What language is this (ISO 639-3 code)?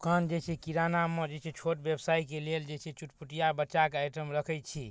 mai